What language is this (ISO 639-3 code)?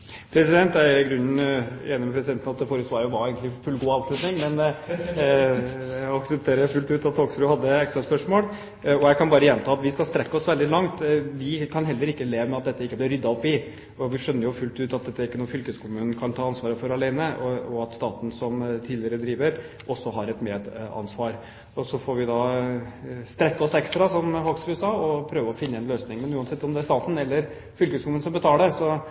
nob